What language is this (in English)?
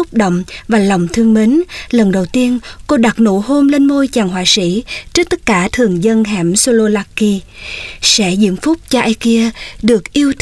Vietnamese